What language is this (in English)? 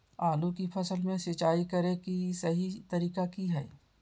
Magahi